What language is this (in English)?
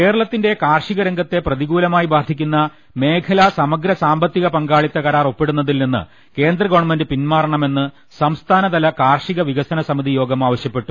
Malayalam